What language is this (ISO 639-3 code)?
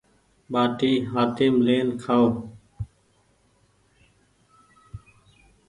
gig